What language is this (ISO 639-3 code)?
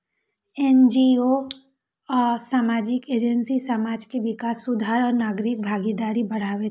mai